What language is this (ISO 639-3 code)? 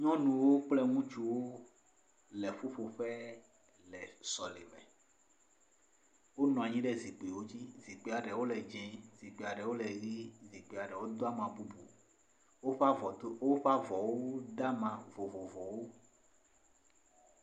ewe